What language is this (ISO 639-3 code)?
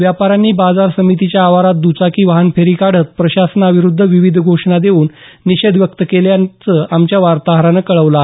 mar